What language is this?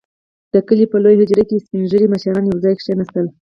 Pashto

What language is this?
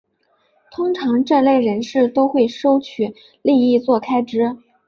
Chinese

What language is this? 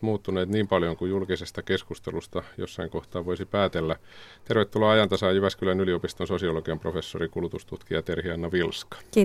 Finnish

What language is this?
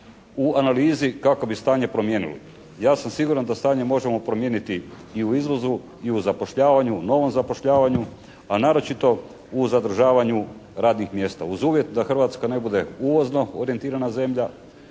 Croatian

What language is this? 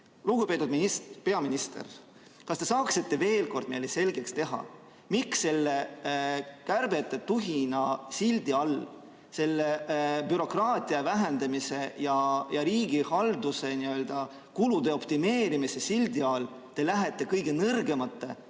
Estonian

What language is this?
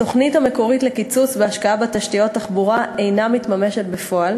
Hebrew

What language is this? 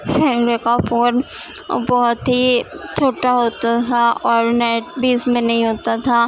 Urdu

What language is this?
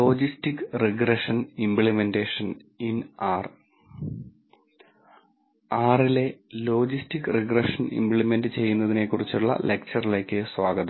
Malayalam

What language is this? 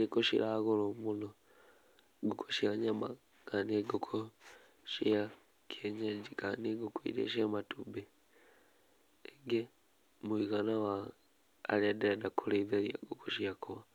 Kikuyu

